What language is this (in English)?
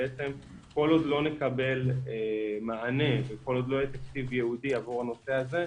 Hebrew